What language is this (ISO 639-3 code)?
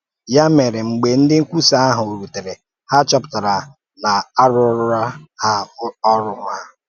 ibo